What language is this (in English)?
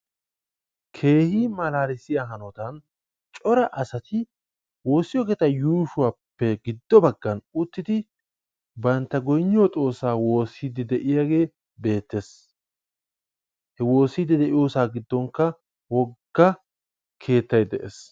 Wolaytta